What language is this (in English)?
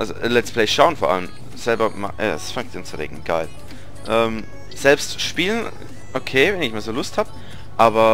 German